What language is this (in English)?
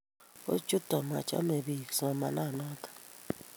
Kalenjin